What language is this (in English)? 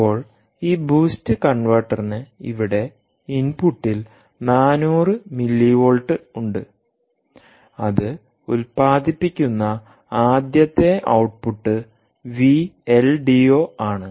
Malayalam